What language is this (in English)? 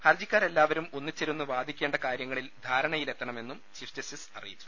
Malayalam